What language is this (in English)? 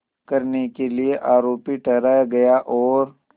Hindi